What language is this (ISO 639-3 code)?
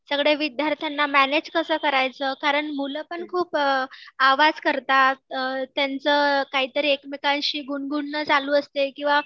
mar